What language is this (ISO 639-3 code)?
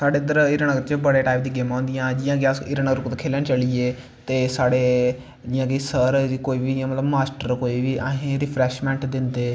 doi